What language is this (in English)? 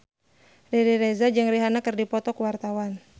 Sundanese